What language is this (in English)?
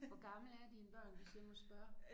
Danish